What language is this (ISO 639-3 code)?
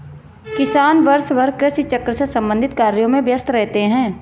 hin